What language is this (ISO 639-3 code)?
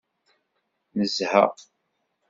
kab